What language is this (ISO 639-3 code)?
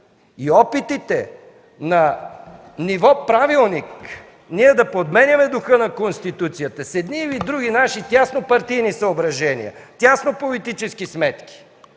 bul